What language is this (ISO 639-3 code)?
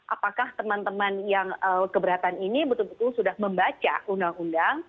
ind